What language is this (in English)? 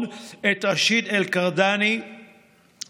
Hebrew